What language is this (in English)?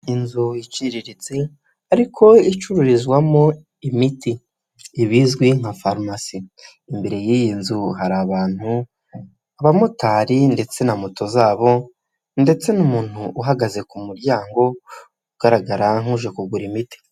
Kinyarwanda